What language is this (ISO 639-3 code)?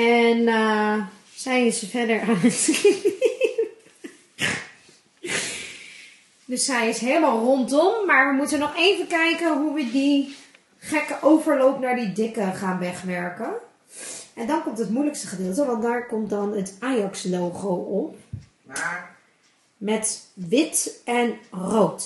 nld